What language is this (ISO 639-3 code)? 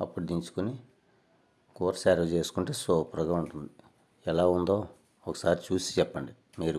tel